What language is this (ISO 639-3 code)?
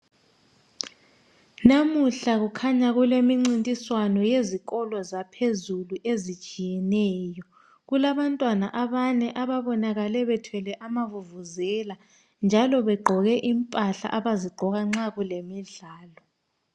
nde